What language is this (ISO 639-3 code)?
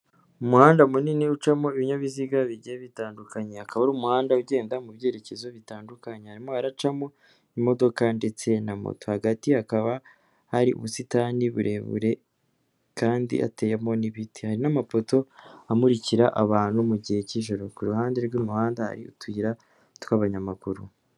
kin